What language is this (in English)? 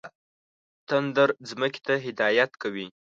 Pashto